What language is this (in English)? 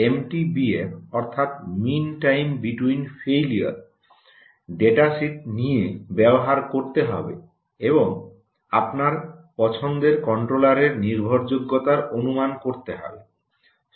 Bangla